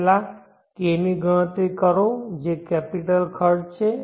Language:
Gujarati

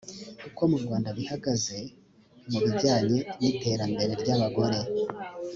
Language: Kinyarwanda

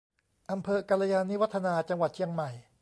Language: Thai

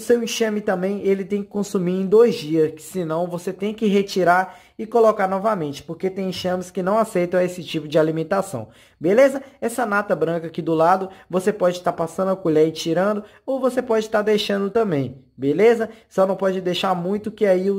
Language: Portuguese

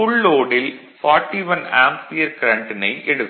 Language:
Tamil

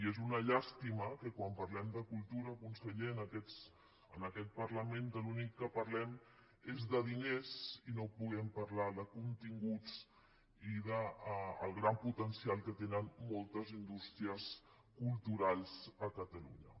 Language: Catalan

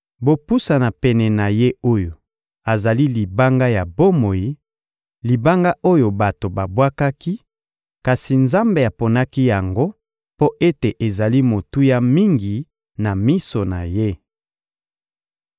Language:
Lingala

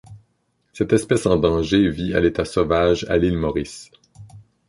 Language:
French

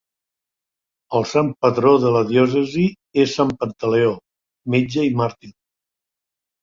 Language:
Catalan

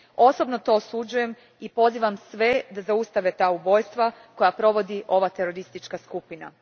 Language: Croatian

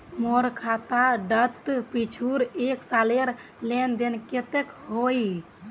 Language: Magahi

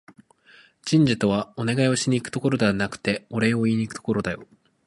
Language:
Japanese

